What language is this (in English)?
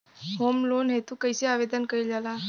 Bhojpuri